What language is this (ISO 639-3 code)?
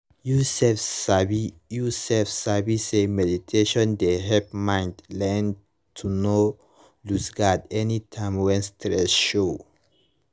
pcm